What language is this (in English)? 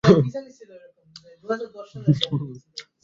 Bangla